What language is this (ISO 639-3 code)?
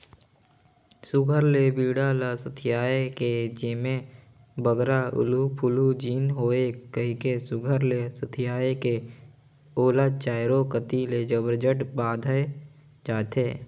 hne